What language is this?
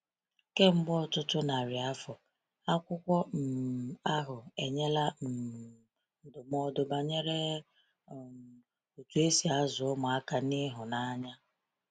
Igbo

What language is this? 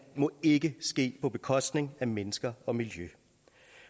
Danish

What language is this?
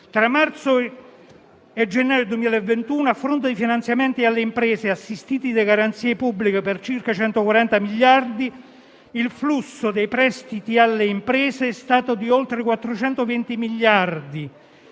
Italian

